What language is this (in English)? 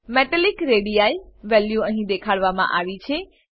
Gujarati